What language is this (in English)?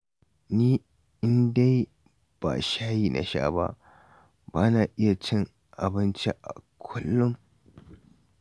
Hausa